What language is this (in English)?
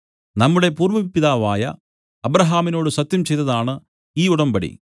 Malayalam